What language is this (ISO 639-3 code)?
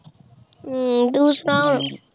pan